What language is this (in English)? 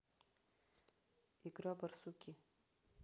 Russian